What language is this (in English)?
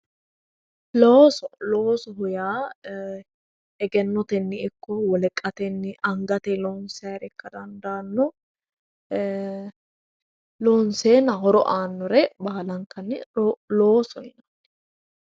Sidamo